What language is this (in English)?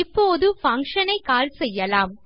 Tamil